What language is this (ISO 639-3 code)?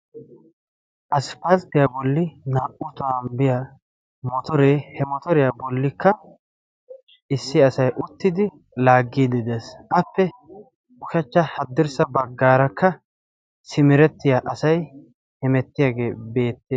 wal